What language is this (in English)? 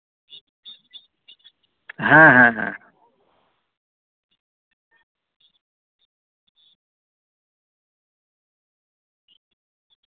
Santali